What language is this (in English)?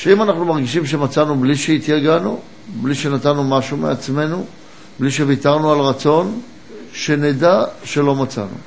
Hebrew